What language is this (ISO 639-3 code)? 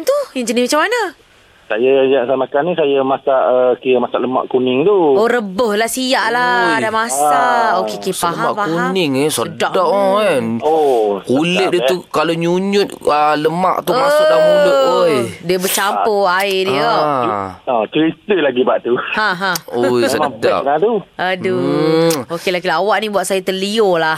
msa